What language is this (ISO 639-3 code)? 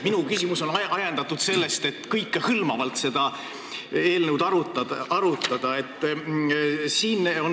est